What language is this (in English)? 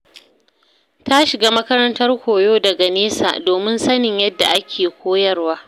Hausa